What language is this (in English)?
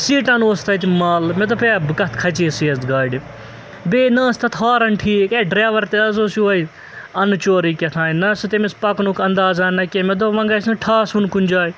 Kashmiri